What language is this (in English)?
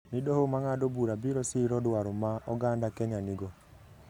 Luo (Kenya and Tanzania)